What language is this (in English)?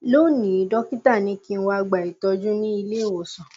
Yoruba